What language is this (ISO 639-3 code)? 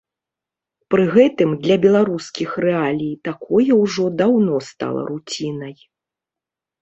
bel